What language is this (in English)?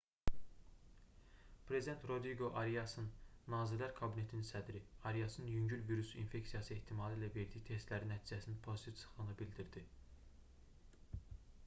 Azerbaijani